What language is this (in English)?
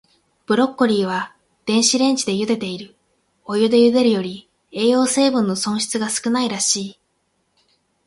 Japanese